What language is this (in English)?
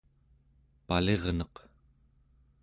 Central Yupik